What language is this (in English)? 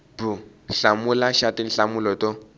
Tsonga